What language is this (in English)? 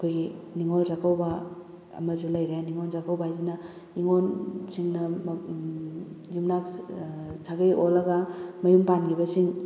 Manipuri